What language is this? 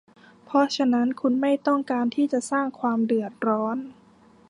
Thai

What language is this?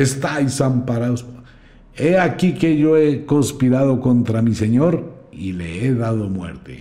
Spanish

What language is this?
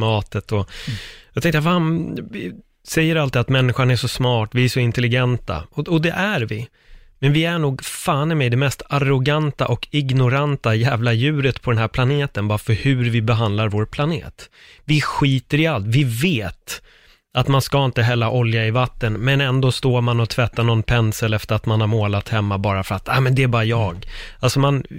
Swedish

